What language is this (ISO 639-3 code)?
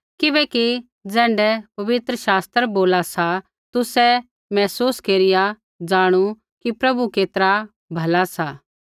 kfx